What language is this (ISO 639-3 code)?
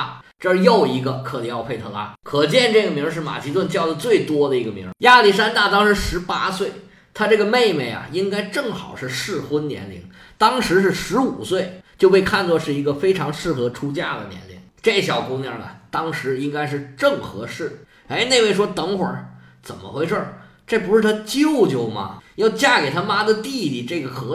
zho